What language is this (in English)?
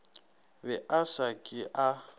Northern Sotho